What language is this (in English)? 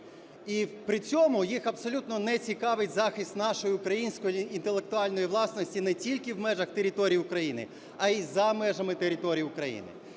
Ukrainian